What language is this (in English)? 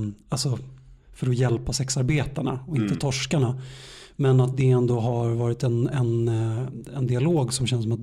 Swedish